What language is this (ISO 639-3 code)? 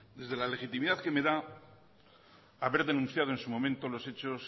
spa